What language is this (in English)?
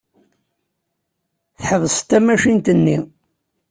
Kabyle